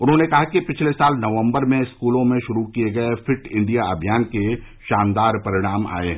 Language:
Hindi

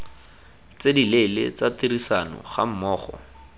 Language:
Tswana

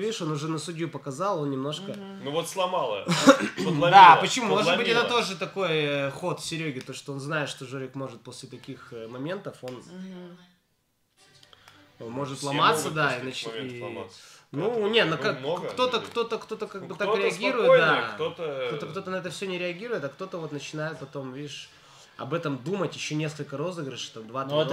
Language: Russian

